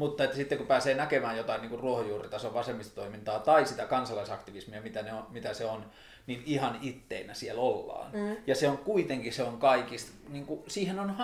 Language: Finnish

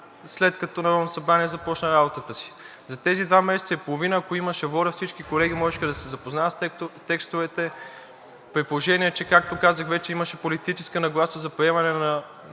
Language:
Bulgarian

